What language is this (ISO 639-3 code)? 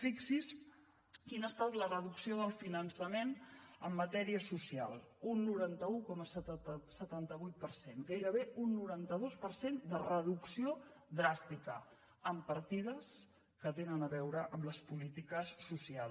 cat